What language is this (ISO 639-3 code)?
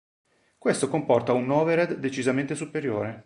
ita